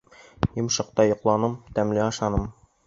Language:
Bashkir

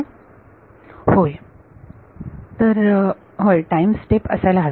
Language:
Marathi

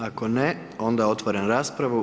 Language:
Croatian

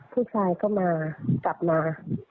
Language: Thai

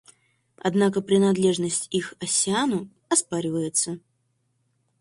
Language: Russian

